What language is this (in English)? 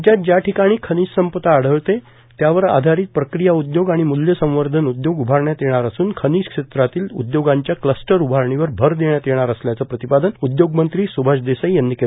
Marathi